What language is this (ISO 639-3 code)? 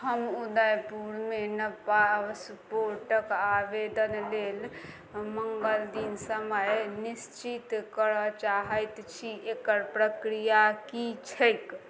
mai